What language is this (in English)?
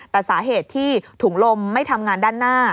Thai